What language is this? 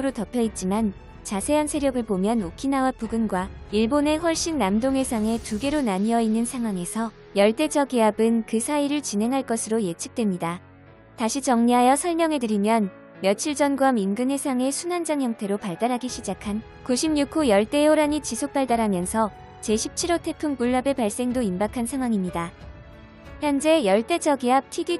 Korean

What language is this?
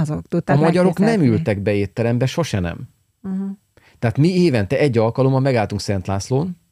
Hungarian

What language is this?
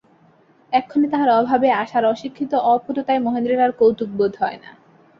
Bangla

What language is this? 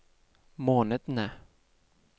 Norwegian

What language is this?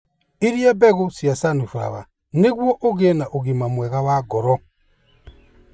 Kikuyu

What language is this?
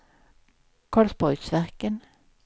Swedish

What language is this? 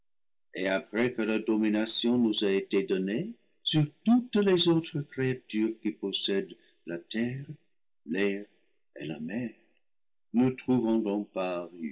French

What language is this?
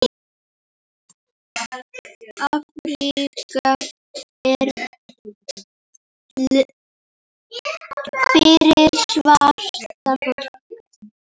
Icelandic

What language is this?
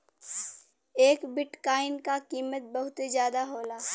Bhojpuri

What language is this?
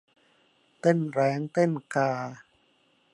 Thai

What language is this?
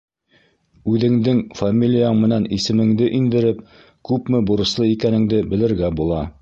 Bashkir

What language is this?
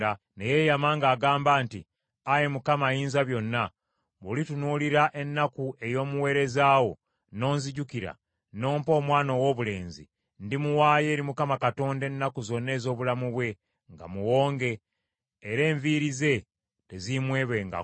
Ganda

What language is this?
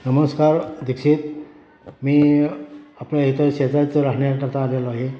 Marathi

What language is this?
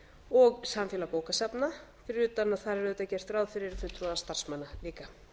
Icelandic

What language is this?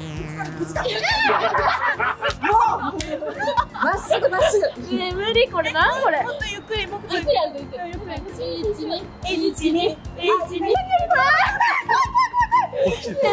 Japanese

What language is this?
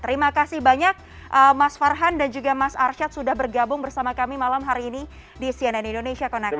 Indonesian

